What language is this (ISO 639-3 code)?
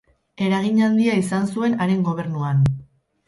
eus